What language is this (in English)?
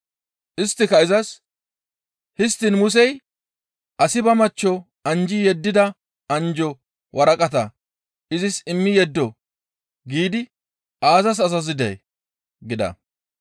Gamo